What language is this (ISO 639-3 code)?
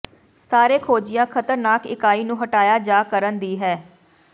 pan